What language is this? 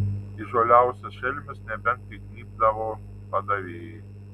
Lithuanian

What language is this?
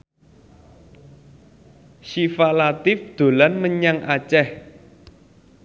Javanese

